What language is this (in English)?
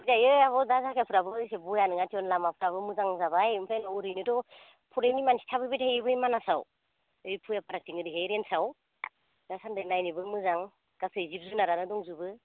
Bodo